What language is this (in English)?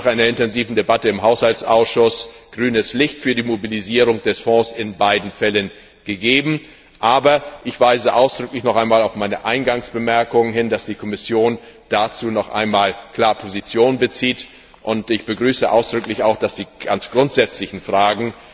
German